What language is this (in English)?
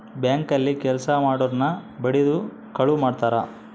Kannada